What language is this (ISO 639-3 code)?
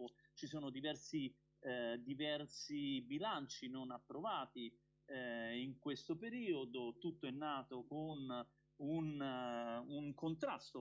ita